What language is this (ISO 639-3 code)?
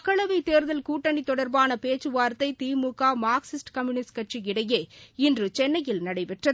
tam